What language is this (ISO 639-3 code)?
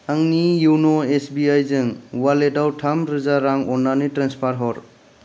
brx